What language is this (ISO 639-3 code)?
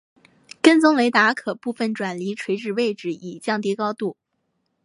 zho